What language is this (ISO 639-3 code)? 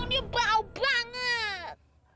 ind